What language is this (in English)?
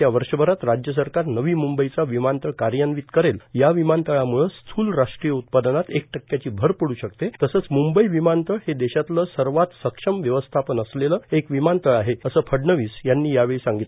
Marathi